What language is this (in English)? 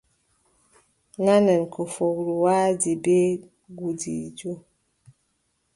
Adamawa Fulfulde